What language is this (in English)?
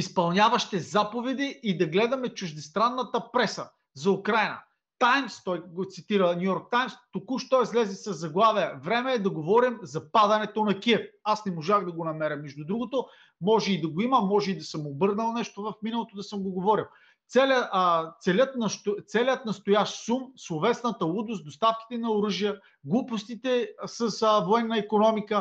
Bulgarian